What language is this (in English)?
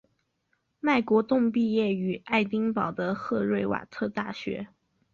Chinese